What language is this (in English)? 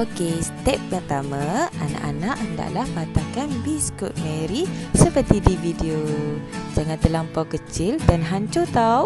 Malay